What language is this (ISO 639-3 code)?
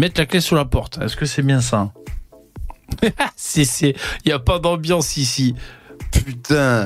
fra